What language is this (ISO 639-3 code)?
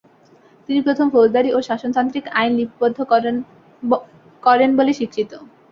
ben